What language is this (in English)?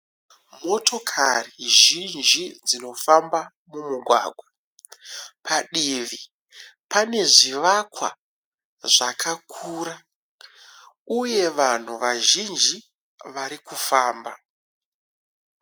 Shona